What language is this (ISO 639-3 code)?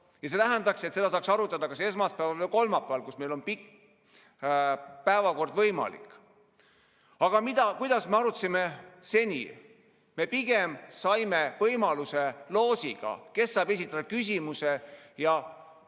est